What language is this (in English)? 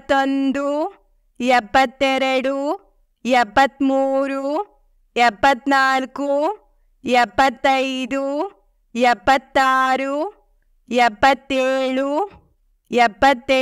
Kannada